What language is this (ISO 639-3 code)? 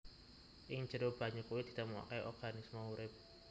jav